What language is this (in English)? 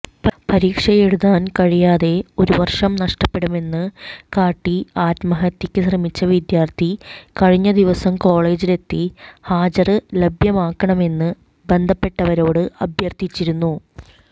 Malayalam